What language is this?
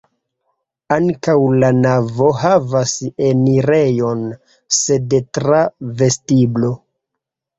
Esperanto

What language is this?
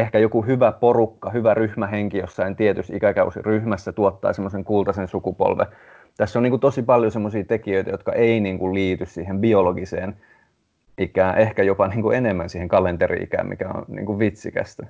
Finnish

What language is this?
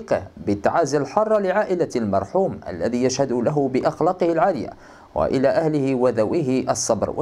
Arabic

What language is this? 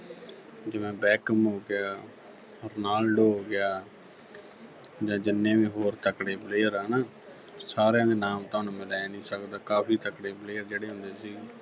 Punjabi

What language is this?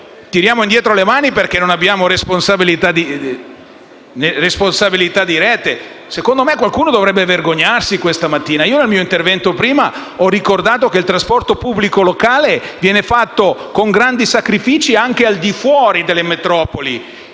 Italian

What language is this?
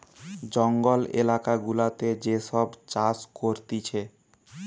Bangla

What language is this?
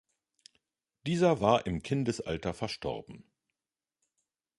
German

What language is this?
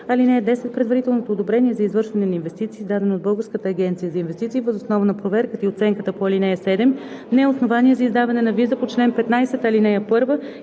Bulgarian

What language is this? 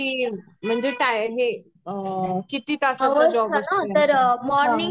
Marathi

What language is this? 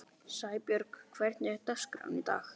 Icelandic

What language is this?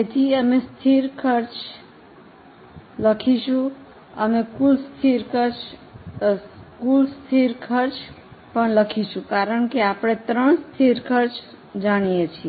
Gujarati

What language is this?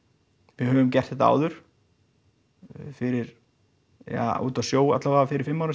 Icelandic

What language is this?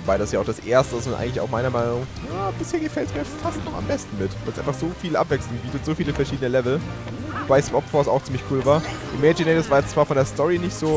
German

